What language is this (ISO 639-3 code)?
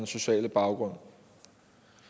dan